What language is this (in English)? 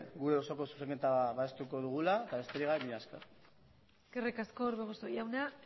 Basque